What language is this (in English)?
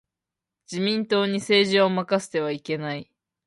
Japanese